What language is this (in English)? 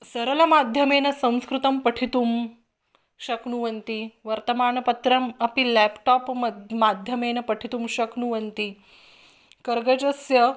Sanskrit